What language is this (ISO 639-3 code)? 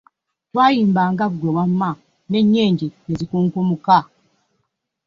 lug